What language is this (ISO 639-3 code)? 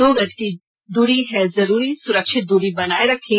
hin